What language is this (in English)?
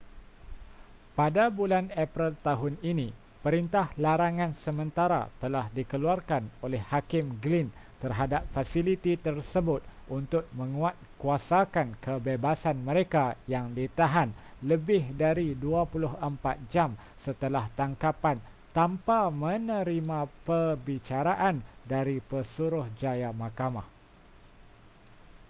Malay